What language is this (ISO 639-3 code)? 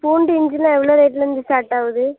tam